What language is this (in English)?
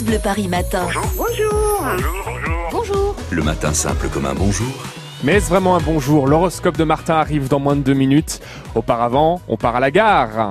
French